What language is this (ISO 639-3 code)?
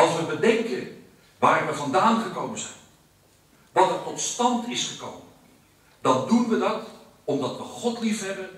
nld